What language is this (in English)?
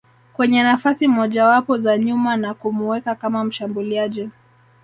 Swahili